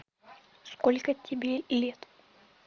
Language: Russian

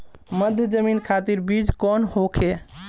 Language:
Bhojpuri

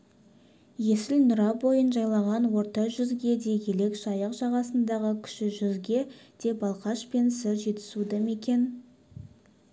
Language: Kazakh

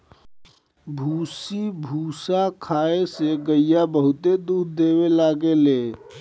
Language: Bhojpuri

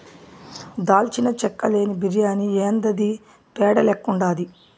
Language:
Telugu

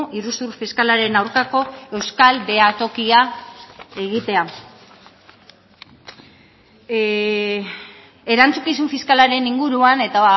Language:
Basque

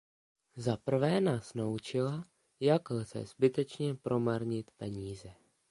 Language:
Czech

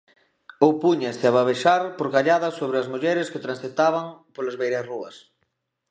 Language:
Galician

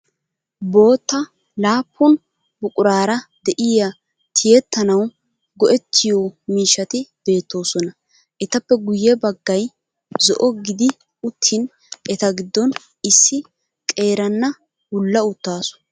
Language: Wolaytta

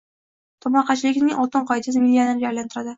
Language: Uzbek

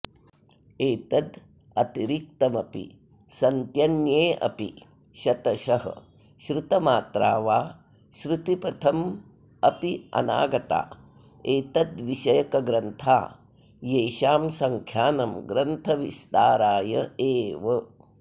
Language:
Sanskrit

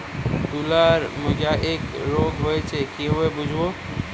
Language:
Bangla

